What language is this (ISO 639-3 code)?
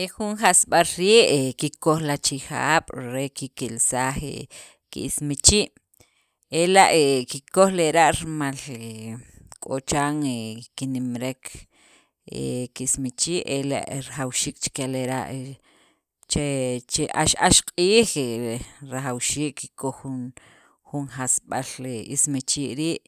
quv